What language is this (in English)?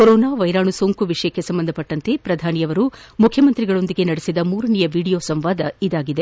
Kannada